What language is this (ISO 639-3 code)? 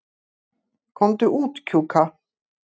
isl